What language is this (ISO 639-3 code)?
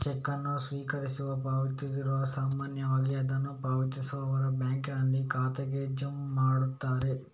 kan